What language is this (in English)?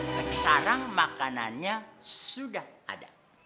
Indonesian